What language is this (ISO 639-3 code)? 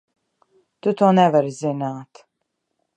lav